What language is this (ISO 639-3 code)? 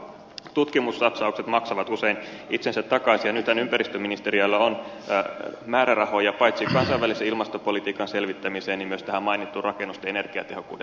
fin